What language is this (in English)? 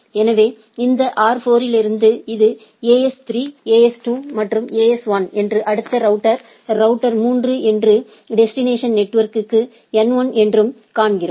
Tamil